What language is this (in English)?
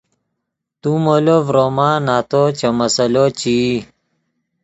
Yidgha